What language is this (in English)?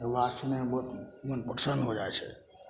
Maithili